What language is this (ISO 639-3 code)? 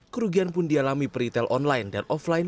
ind